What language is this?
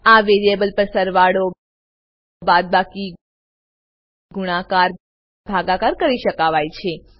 Gujarati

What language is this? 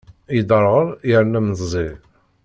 Kabyle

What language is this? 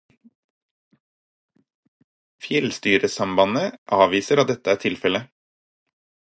Norwegian Bokmål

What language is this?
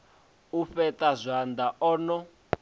Venda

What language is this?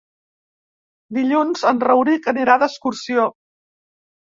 Catalan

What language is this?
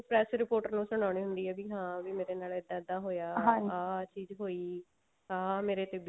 Punjabi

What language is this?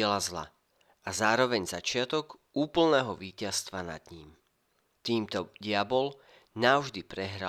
Slovak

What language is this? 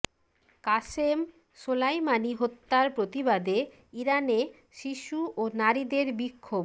Bangla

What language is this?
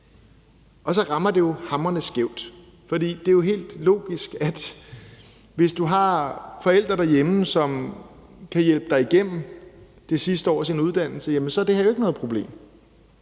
Danish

